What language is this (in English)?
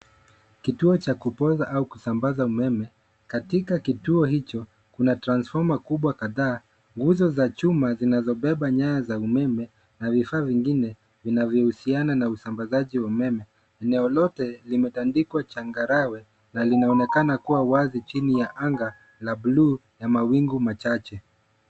Swahili